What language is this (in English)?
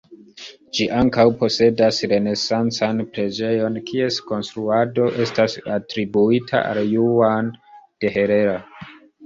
Esperanto